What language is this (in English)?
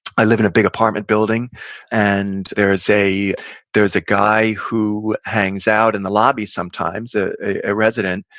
English